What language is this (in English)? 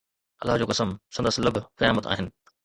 Sindhi